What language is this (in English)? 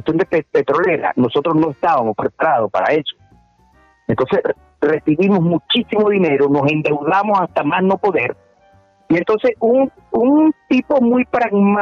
Spanish